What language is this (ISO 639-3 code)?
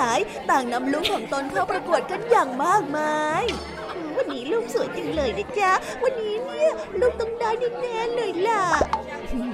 tha